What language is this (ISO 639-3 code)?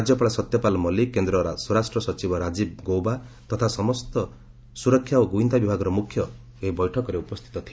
ori